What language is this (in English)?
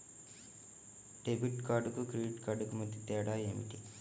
Telugu